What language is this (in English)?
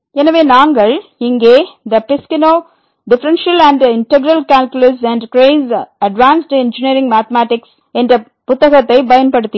Tamil